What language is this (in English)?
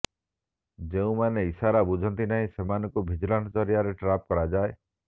Odia